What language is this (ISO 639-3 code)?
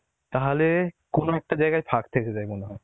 ben